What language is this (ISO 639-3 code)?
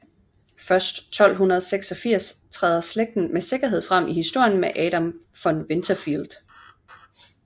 dan